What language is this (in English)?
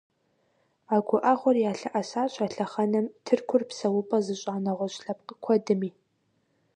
Kabardian